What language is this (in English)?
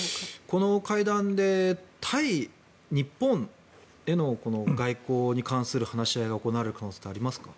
Japanese